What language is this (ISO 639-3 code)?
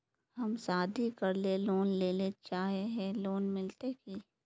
mag